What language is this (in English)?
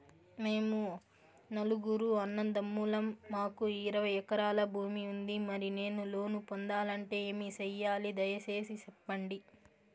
Telugu